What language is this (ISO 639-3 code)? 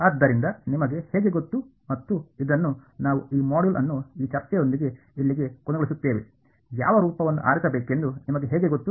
kan